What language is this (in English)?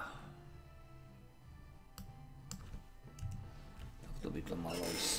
Slovak